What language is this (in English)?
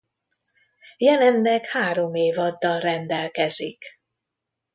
Hungarian